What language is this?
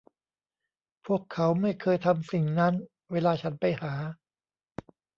Thai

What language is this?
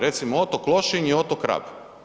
Croatian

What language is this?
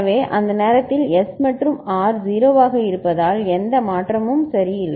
Tamil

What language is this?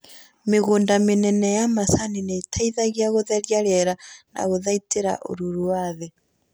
Kikuyu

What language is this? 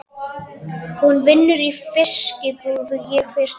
Icelandic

